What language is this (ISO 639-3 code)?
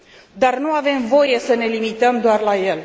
ron